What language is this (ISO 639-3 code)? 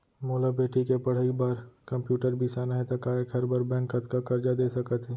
hne